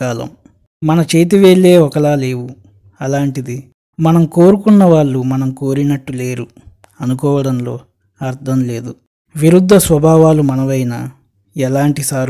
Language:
Telugu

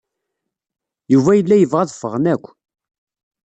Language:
Kabyle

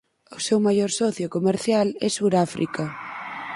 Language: Galician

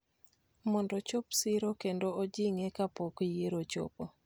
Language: Luo (Kenya and Tanzania)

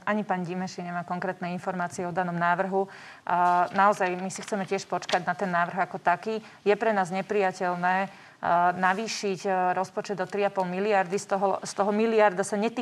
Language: Slovak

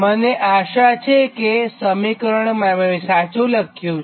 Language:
Gujarati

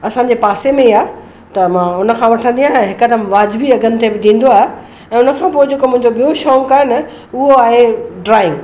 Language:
Sindhi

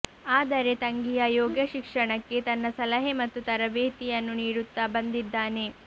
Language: Kannada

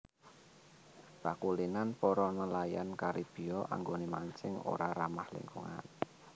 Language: Javanese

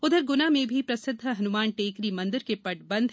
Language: Hindi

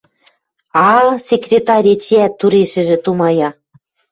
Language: Western Mari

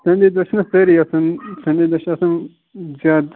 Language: Kashmiri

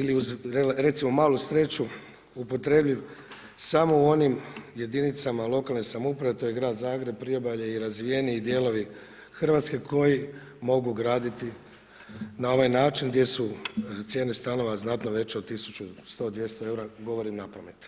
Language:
Croatian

